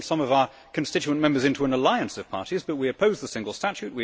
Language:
English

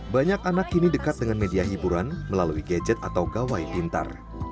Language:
Indonesian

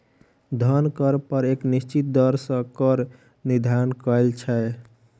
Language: Maithili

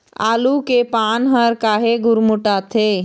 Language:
Chhattisgarhi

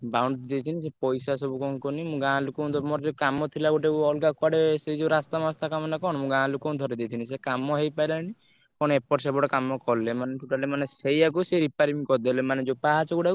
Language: Odia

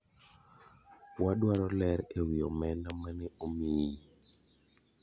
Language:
Luo (Kenya and Tanzania)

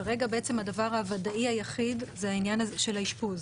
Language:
Hebrew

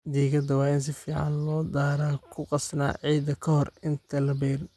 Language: Somali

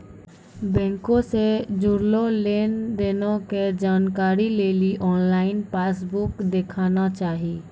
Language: Maithili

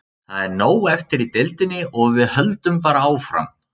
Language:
Icelandic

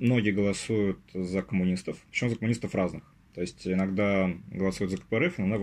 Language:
Russian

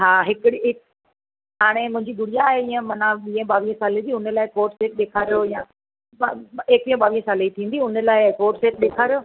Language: Sindhi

